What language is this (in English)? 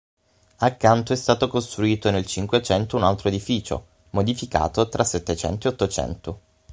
Italian